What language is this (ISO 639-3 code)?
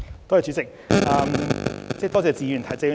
yue